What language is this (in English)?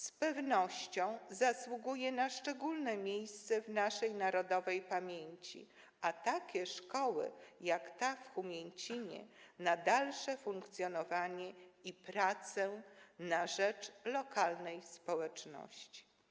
Polish